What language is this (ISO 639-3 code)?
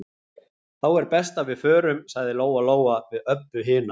isl